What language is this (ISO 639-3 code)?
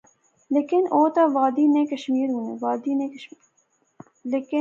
phr